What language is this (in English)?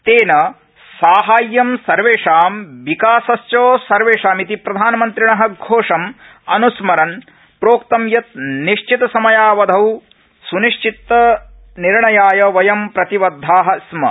Sanskrit